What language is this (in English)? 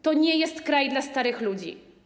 Polish